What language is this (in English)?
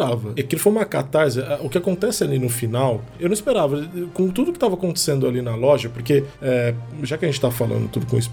Portuguese